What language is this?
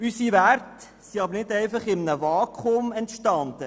Swiss German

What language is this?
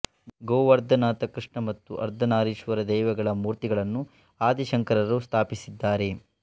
Kannada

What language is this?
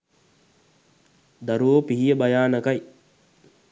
Sinhala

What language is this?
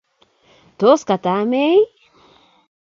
Kalenjin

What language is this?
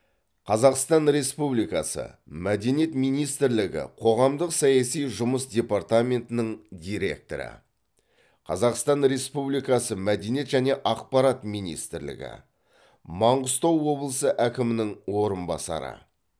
Kazakh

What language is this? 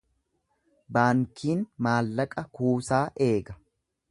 Oromo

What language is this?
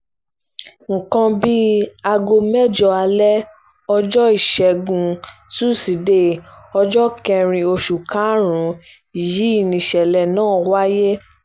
Yoruba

